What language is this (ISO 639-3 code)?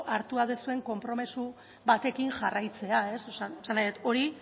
eus